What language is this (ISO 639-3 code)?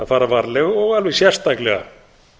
isl